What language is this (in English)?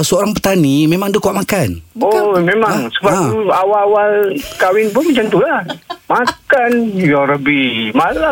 Malay